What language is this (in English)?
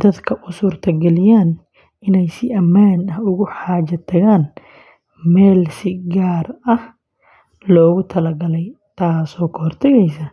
Somali